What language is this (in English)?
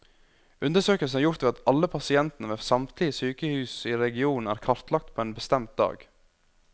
Norwegian